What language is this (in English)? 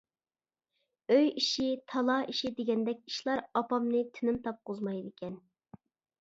Uyghur